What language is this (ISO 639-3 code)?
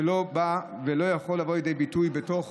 heb